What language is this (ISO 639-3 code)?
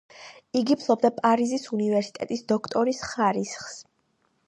kat